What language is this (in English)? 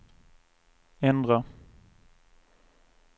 Swedish